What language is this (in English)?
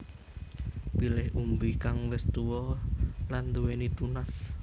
Javanese